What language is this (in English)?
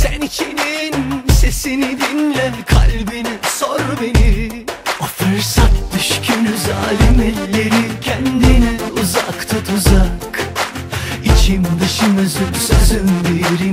Arabic